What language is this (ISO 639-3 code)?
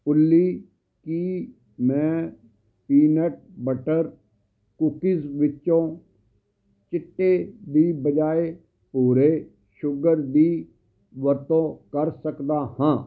pan